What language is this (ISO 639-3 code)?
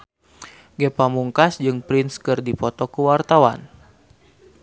sun